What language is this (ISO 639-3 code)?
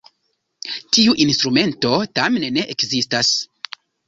epo